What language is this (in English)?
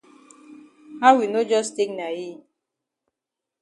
Cameroon Pidgin